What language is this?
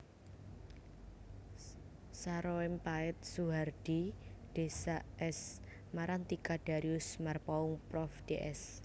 Javanese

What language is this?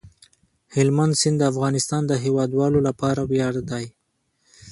Pashto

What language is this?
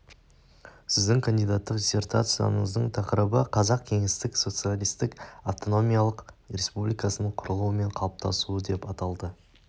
Kazakh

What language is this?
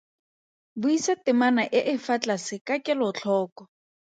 Tswana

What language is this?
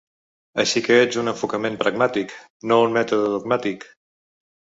Catalan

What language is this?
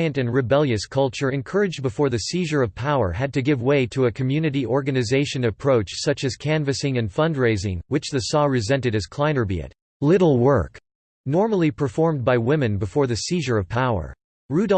English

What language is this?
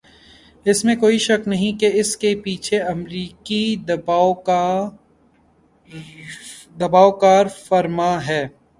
Urdu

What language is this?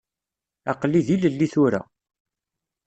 Kabyle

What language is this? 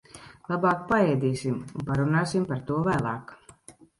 Latvian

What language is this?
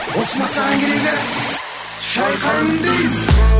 Kazakh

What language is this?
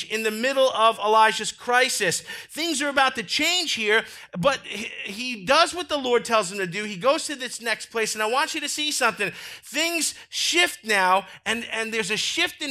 English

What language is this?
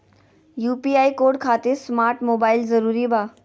Magahi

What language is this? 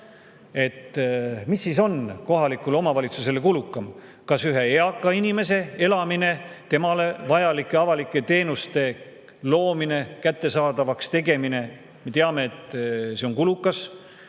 Estonian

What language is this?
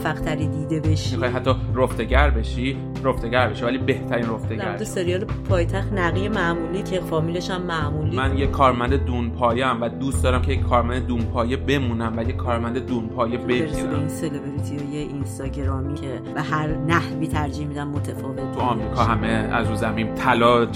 Persian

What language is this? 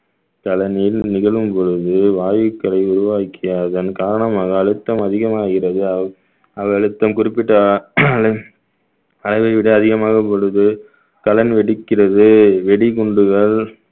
Tamil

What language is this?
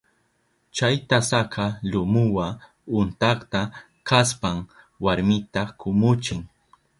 Southern Pastaza Quechua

